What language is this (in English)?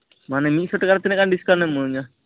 Santali